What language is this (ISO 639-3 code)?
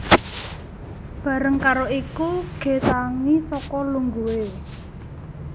jav